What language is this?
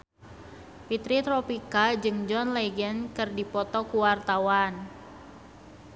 Sundanese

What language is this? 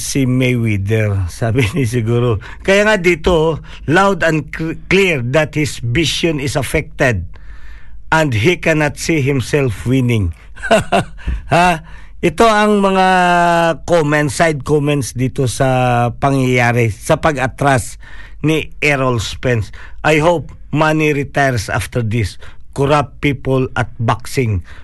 Filipino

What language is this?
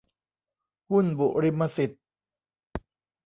Thai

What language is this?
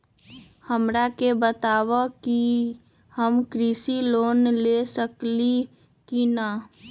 Magahi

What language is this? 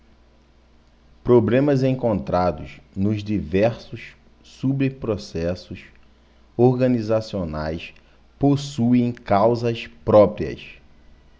Portuguese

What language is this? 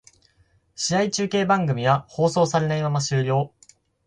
Japanese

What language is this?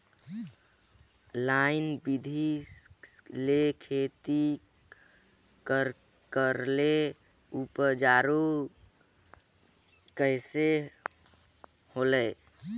Chhattisgarhi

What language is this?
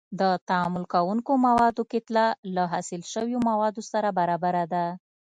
Pashto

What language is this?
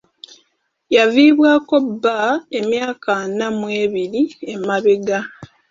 Ganda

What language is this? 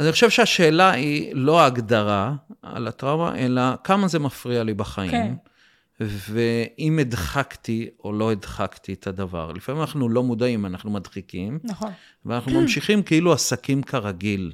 Hebrew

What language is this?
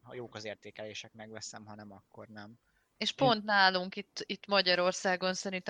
Hungarian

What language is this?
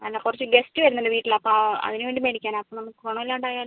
Malayalam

